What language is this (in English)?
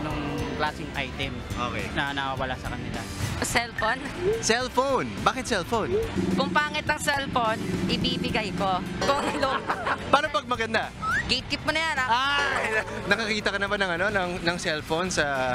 Filipino